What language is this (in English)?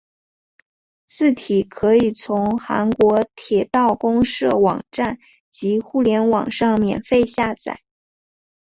Chinese